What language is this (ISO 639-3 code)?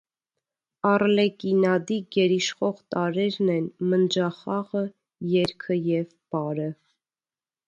hye